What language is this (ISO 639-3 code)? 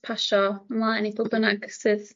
cym